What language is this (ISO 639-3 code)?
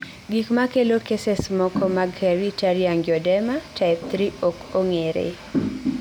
luo